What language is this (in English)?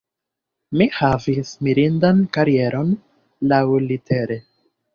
Esperanto